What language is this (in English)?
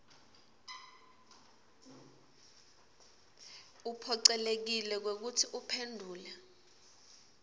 Swati